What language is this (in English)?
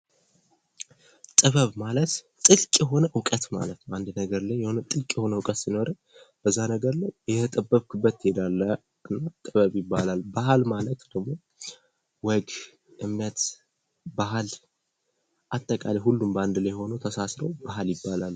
Amharic